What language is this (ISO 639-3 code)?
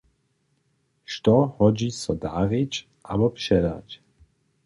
hsb